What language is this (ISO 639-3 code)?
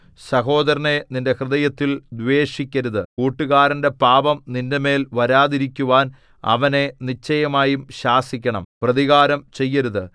mal